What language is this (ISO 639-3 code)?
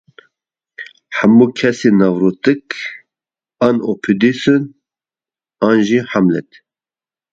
kur